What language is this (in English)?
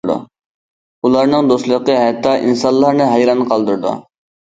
Uyghur